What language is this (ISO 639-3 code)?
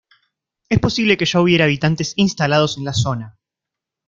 spa